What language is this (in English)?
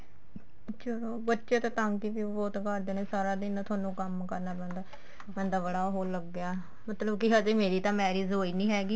Punjabi